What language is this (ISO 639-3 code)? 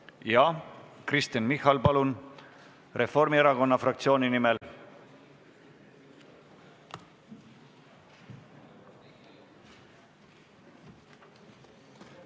est